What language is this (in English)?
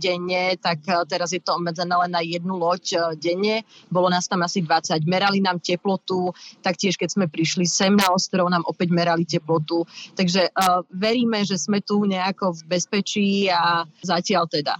Slovak